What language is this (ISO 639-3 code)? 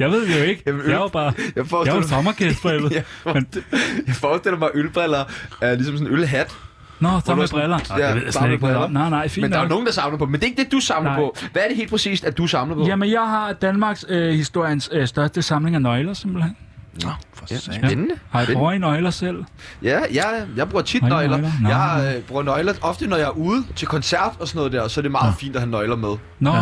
dan